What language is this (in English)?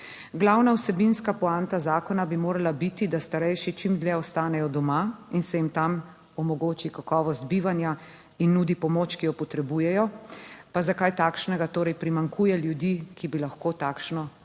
Slovenian